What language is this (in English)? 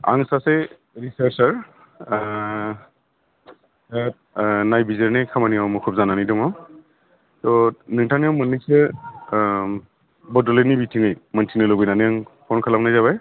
Bodo